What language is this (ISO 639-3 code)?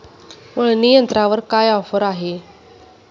mar